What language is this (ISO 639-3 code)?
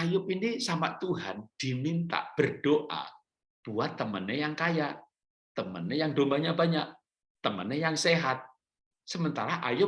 ind